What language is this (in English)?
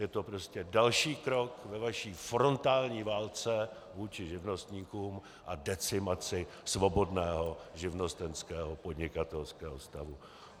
Czech